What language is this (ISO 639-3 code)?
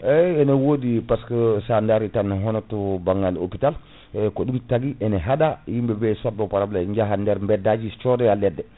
ful